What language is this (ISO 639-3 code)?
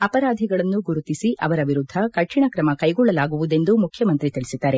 kan